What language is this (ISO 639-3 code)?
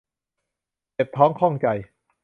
tha